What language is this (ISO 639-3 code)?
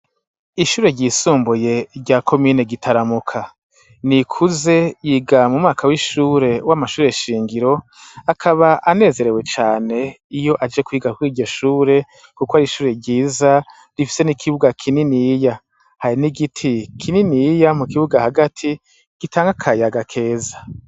run